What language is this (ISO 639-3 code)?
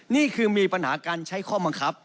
tha